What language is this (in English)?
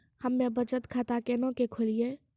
Maithili